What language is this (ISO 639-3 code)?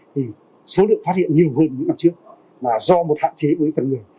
vie